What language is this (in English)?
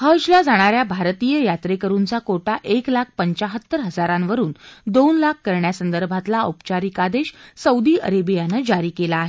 Marathi